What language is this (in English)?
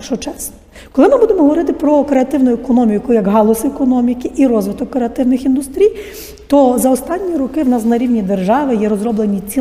Ukrainian